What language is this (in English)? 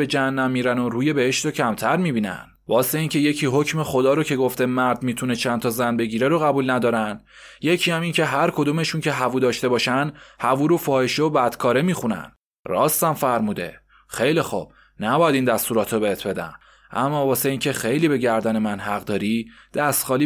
Persian